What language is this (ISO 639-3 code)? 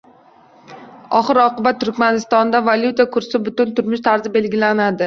uzb